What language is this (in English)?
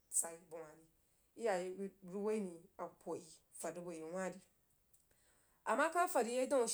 Jiba